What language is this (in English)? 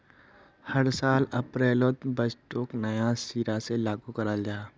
Magahi